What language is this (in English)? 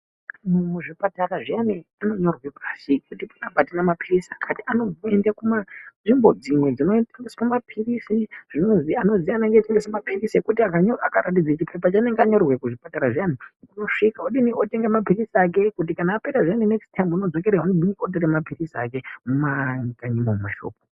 Ndau